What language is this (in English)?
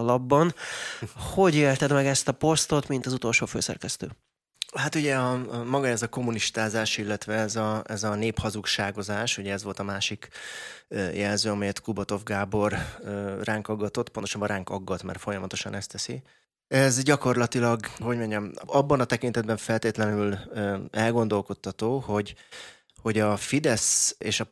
Hungarian